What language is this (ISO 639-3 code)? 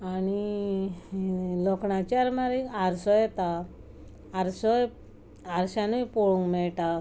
kok